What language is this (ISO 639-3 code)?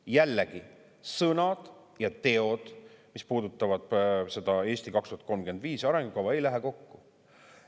est